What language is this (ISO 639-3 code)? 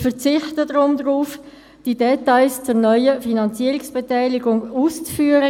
gsw